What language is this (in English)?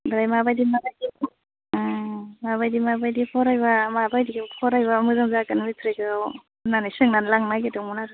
Bodo